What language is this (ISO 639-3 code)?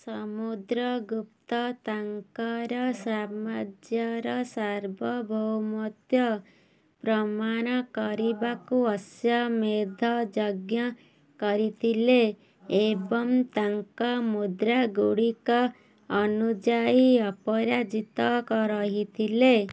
ori